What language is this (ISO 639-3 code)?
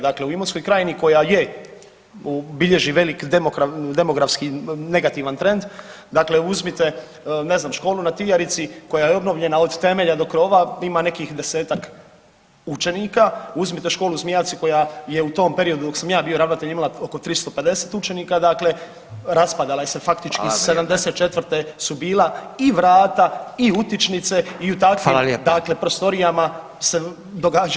hrv